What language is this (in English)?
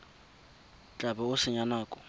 Tswana